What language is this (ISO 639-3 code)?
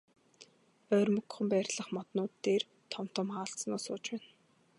mon